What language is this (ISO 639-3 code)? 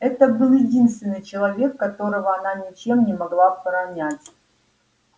rus